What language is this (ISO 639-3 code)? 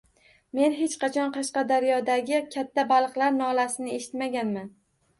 uzb